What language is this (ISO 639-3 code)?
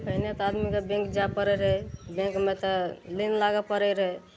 mai